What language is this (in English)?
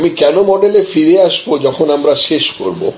Bangla